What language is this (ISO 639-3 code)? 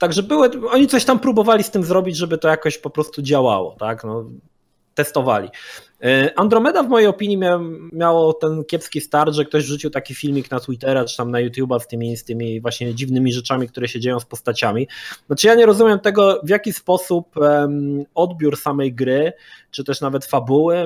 pol